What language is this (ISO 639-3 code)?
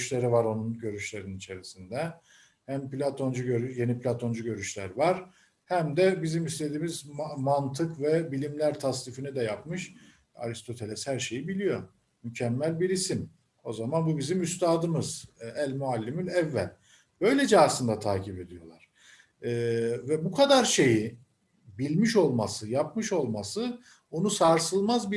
tur